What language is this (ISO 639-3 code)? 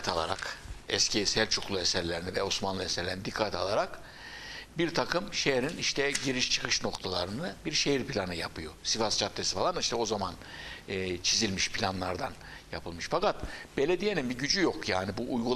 tur